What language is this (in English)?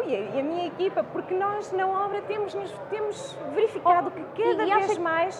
Portuguese